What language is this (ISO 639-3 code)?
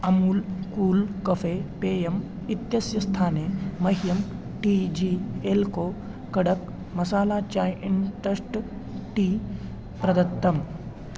san